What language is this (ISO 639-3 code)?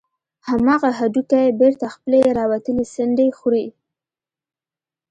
pus